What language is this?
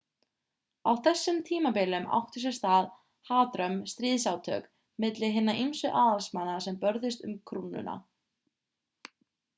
Icelandic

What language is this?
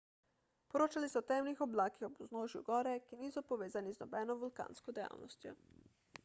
Slovenian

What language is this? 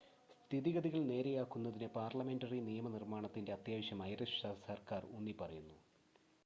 Malayalam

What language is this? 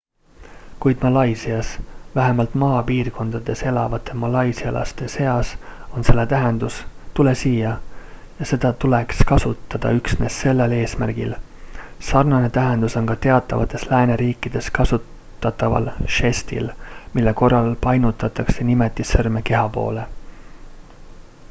Estonian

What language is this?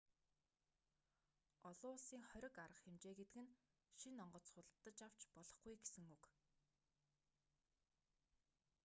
Mongolian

